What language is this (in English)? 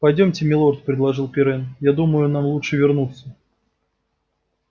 Russian